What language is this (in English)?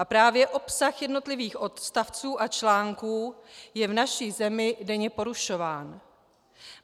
Czech